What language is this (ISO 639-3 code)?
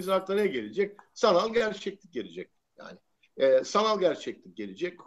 tur